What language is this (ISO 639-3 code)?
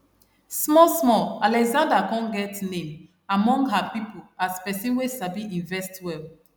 pcm